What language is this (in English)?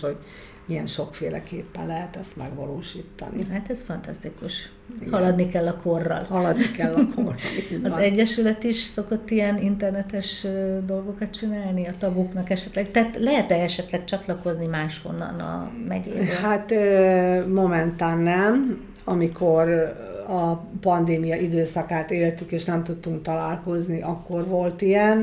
Hungarian